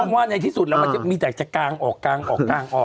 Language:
Thai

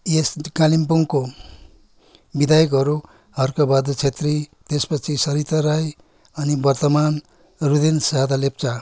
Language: Nepali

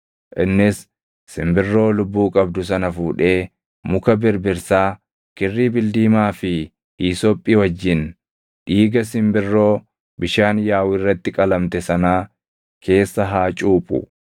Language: Oromo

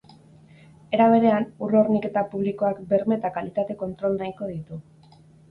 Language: Basque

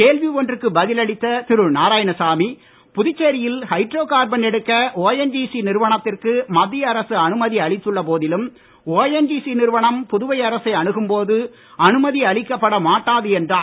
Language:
Tamil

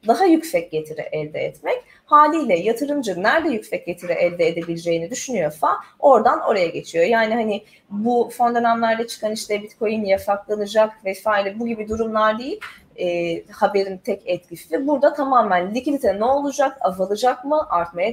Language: Turkish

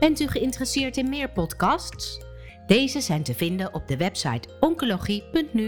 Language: Dutch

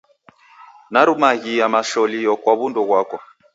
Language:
Taita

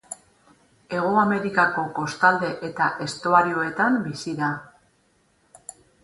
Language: Basque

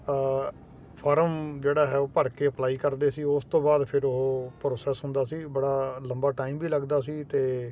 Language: Punjabi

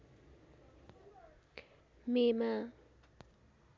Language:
Nepali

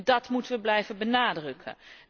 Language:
Dutch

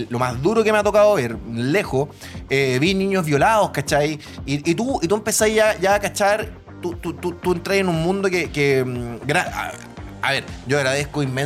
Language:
Spanish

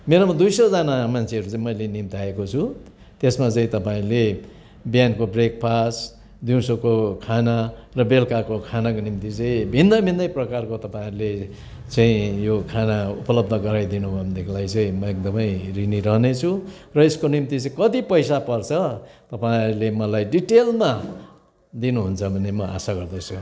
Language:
Nepali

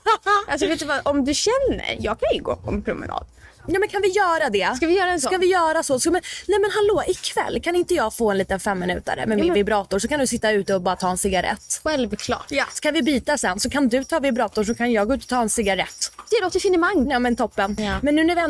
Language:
Swedish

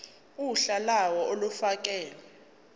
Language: Zulu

